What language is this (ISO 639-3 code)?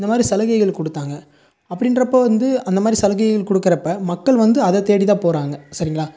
tam